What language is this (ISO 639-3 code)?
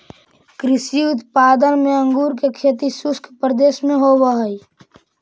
mag